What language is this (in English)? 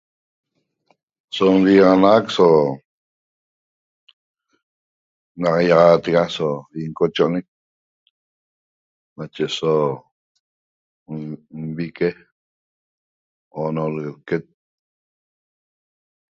Toba